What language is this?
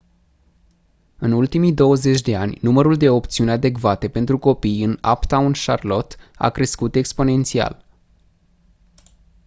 Romanian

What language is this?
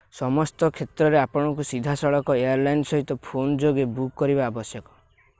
Odia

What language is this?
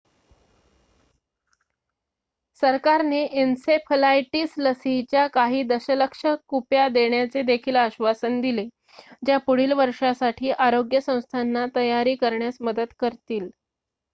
Marathi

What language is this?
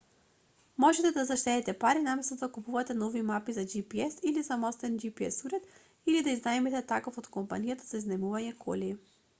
Macedonian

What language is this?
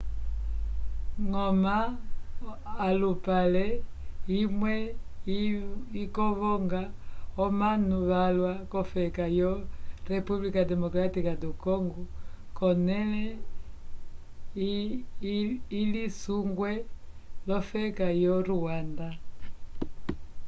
Umbundu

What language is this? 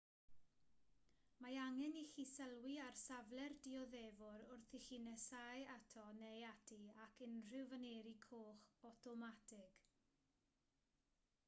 Welsh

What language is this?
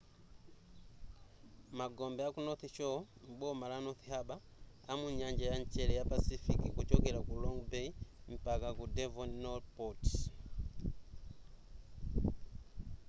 Nyanja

